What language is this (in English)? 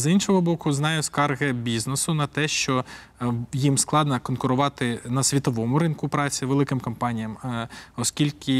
Ukrainian